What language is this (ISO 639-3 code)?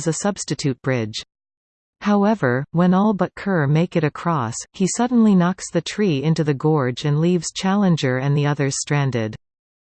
eng